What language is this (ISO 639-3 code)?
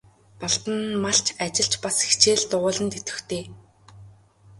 mon